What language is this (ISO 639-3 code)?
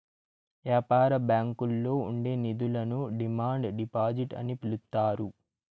tel